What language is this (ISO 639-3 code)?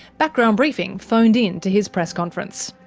eng